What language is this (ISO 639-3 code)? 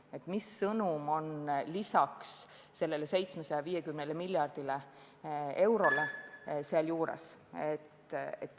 est